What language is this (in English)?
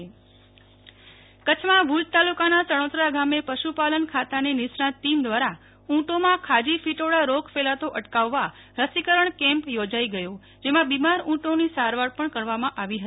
Gujarati